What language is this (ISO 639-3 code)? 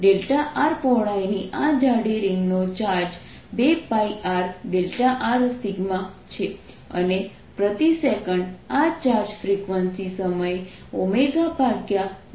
guj